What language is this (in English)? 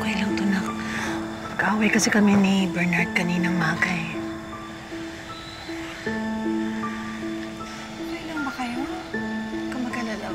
Filipino